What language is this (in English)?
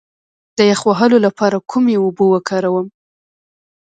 Pashto